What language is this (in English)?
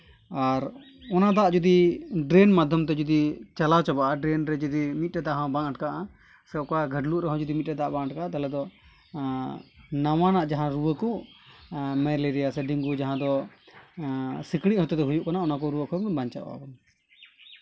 Santali